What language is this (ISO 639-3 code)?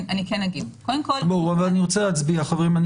heb